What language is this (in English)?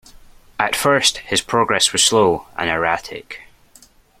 English